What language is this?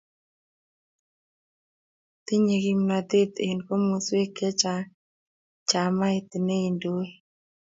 Kalenjin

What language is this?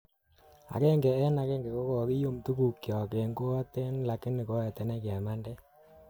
Kalenjin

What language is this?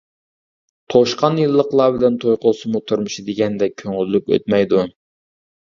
Uyghur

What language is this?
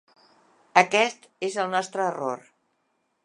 Catalan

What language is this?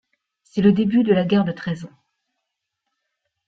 French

